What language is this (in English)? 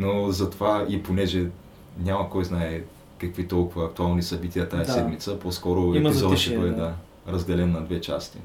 Bulgarian